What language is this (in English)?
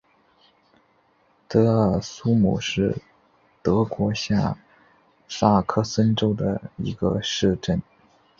Chinese